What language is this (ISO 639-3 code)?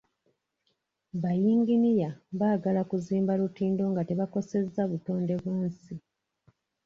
lug